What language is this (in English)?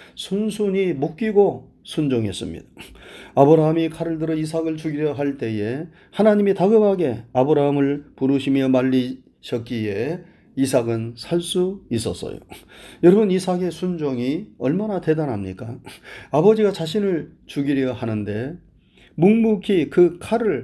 Korean